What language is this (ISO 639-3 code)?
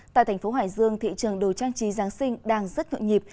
vie